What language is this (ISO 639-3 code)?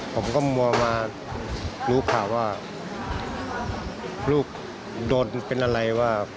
tha